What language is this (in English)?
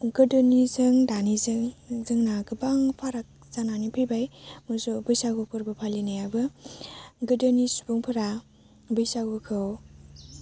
Bodo